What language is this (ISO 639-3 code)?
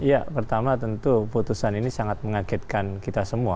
ind